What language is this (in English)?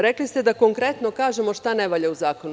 Serbian